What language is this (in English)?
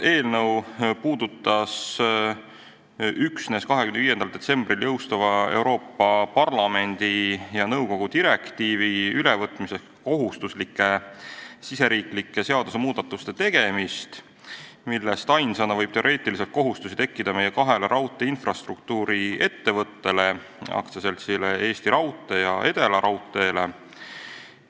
Estonian